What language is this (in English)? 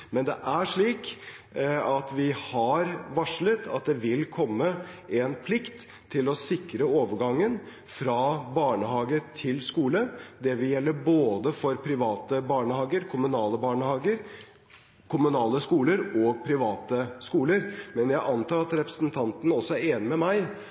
Norwegian Bokmål